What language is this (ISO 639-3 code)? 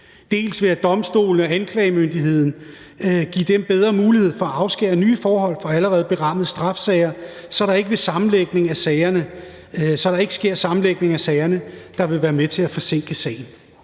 dan